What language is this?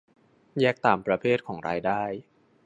Thai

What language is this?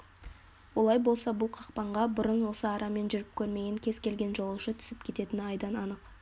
Kazakh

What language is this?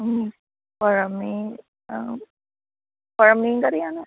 Malayalam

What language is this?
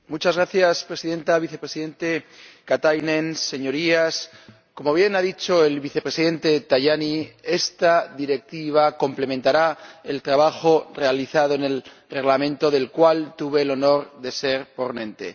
Spanish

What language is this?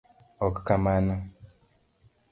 Luo (Kenya and Tanzania)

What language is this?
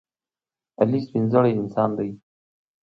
Pashto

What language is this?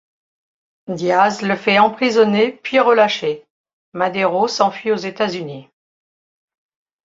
French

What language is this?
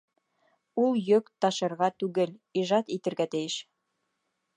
Bashkir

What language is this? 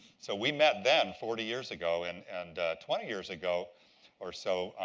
English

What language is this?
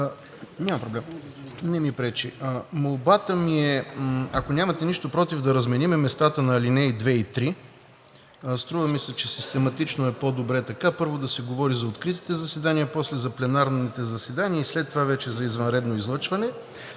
Bulgarian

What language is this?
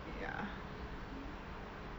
English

